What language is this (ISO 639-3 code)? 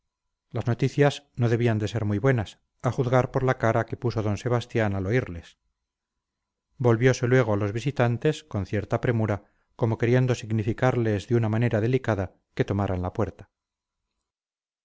spa